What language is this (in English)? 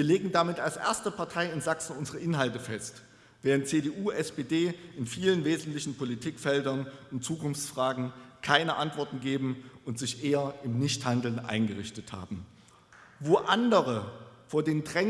German